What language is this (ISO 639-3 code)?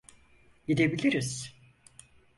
tur